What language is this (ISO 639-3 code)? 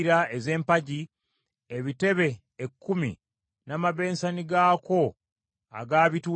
lug